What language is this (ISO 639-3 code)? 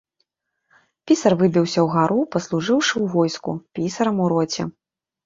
bel